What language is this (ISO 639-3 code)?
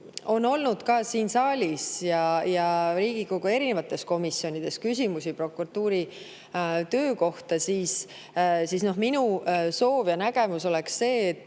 est